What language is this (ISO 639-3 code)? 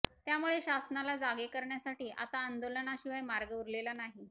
mar